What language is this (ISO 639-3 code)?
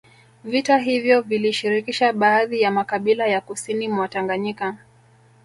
swa